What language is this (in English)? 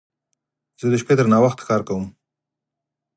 Pashto